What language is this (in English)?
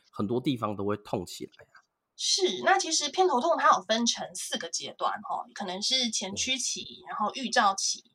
Chinese